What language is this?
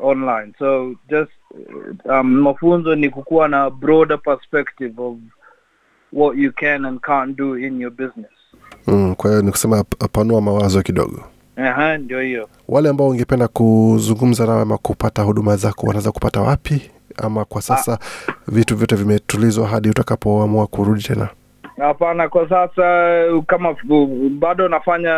Swahili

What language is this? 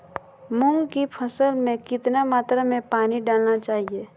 Magahi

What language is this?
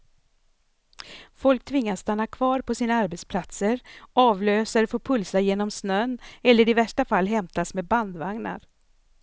Swedish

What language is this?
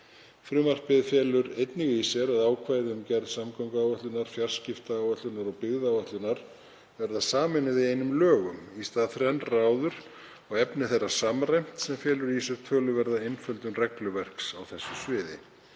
Icelandic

